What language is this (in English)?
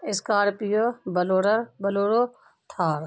Urdu